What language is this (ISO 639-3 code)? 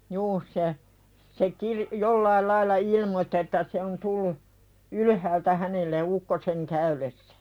fin